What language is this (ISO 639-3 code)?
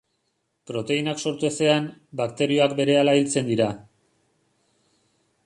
eus